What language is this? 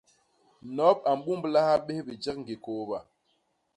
Basaa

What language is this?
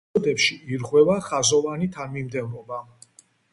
Georgian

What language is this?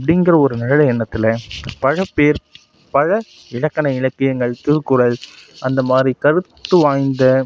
Tamil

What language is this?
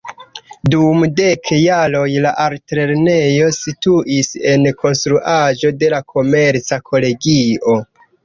Esperanto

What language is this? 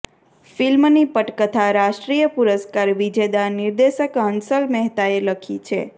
Gujarati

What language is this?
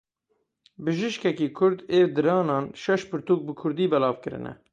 Kurdish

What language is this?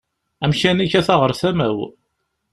Kabyle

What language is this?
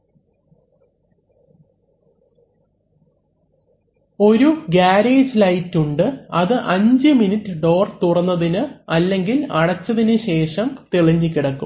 Malayalam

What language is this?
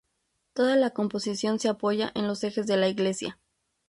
Spanish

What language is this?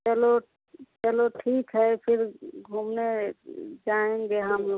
Hindi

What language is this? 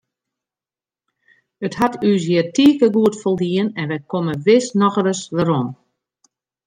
Western Frisian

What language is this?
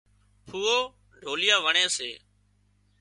Wadiyara Koli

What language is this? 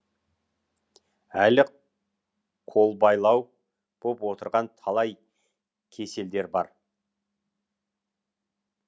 Kazakh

